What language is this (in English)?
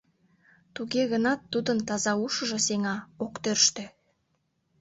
Mari